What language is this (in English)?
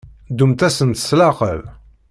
Kabyle